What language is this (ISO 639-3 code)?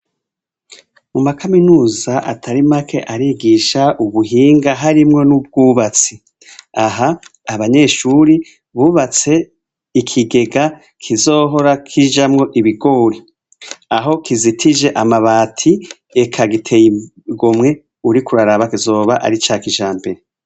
run